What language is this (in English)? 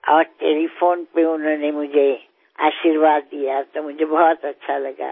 Gujarati